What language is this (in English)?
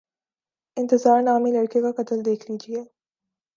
Urdu